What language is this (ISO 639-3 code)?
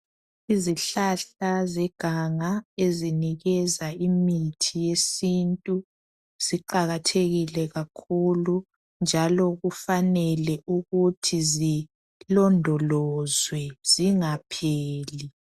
nde